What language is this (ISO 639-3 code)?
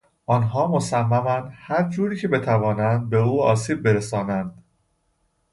fas